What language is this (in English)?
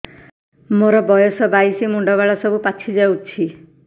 Odia